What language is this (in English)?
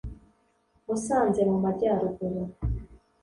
Kinyarwanda